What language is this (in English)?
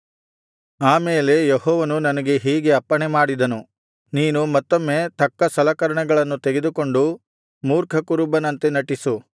Kannada